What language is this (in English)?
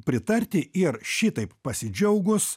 Lithuanian